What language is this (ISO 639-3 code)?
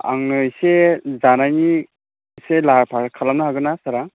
brx